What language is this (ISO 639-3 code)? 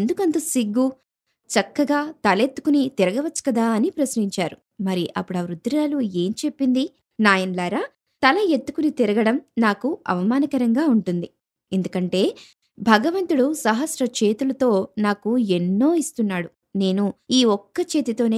tel